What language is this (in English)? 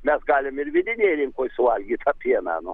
Lithuanian